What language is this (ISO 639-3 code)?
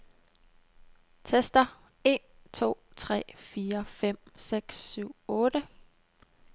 dan